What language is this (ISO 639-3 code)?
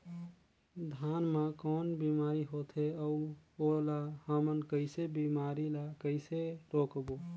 hne